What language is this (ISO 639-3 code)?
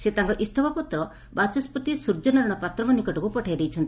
ori